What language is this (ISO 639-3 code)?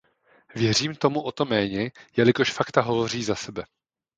ces